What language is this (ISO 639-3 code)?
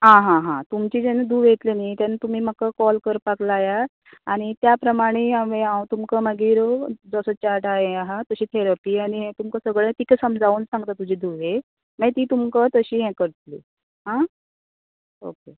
kok